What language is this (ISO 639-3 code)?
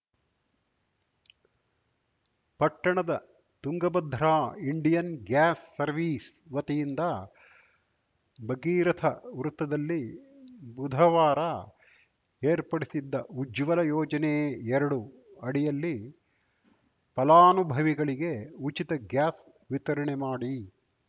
kan